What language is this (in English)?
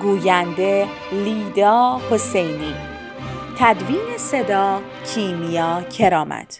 Persian